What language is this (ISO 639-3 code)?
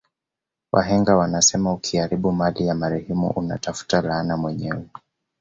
swa